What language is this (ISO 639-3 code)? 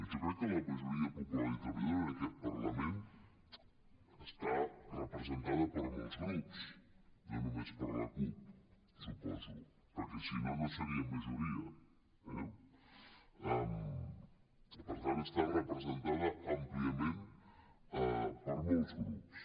cat